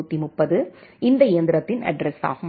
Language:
Tamil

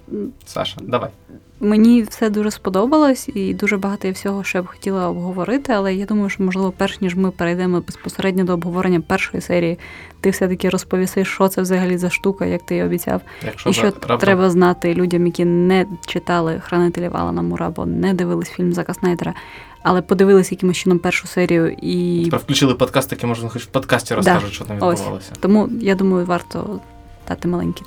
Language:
Ukrainian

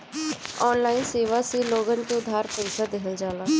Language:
Bhojpuri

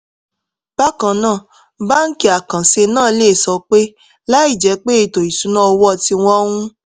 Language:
Yoruba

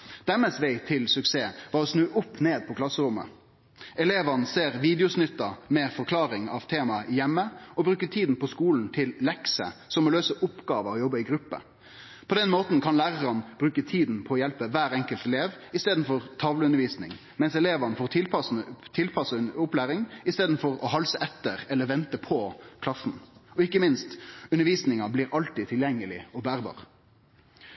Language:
Norwegian Nynorsk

